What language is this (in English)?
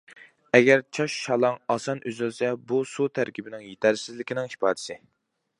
Uyghur